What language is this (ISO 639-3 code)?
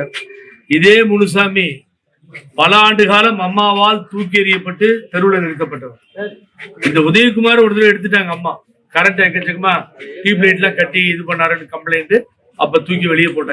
tur